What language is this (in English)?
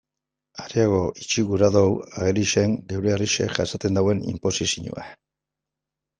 Basque